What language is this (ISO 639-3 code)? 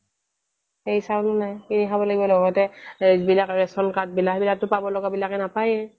asm